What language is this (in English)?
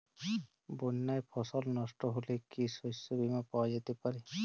Bangla